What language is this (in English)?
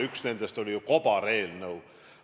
Estonian